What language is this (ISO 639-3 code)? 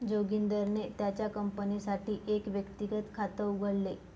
mar